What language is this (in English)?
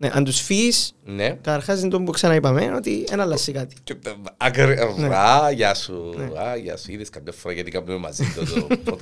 Greek